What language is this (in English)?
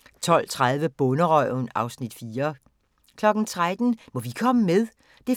Danish